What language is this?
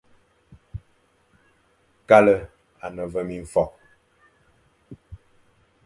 Fang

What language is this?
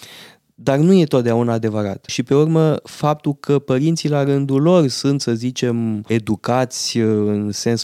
Romanian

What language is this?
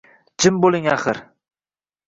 Uzbek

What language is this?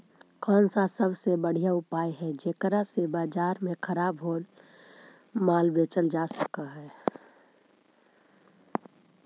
Magahi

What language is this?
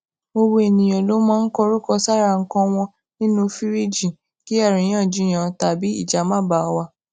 Yoruba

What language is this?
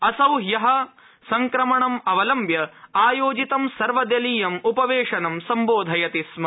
Sanskrit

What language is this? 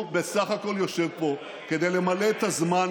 Hebrew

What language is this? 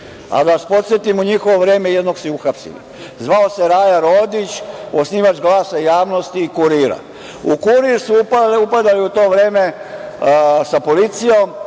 Serbian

